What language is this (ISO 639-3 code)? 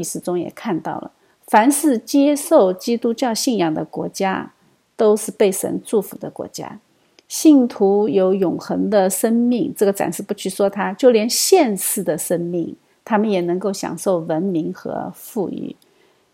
zho